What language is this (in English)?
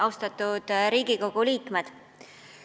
Estonian